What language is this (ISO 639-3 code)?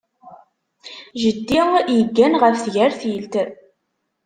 kab